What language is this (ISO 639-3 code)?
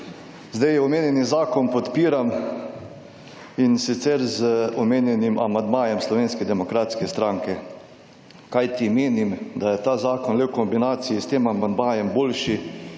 slv